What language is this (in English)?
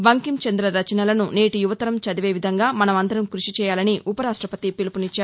Telugu